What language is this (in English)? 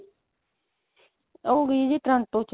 Punjabi